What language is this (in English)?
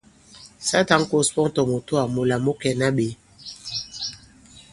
Bankon